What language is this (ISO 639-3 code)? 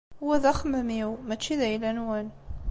kab